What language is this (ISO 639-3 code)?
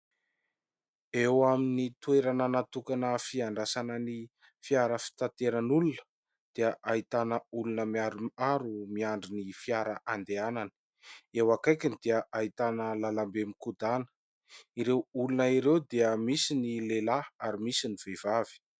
mlg